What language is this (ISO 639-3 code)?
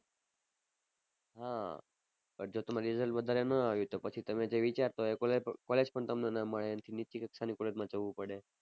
guj